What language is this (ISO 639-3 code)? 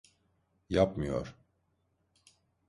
tur